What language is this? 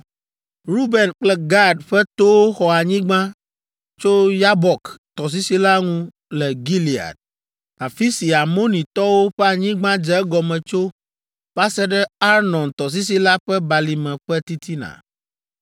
Ewe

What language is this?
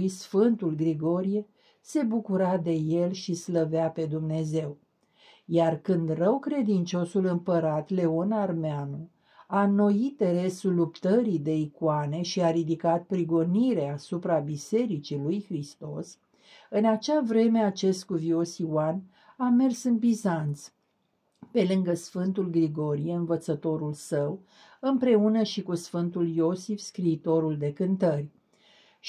Romanian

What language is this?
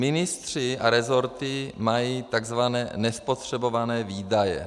Czech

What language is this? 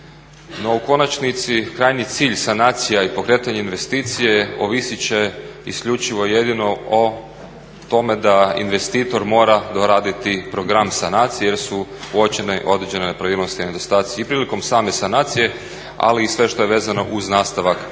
Croatian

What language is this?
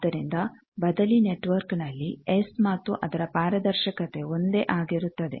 Kannada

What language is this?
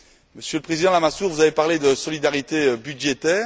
French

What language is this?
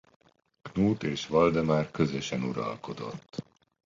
Hungarian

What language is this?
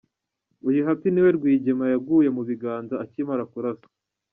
Kinyarwanda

